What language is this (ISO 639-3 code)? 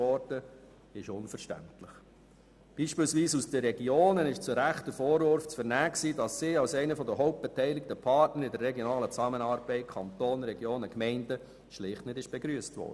gsw